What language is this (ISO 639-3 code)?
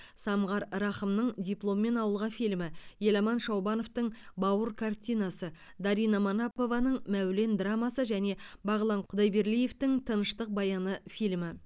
kaz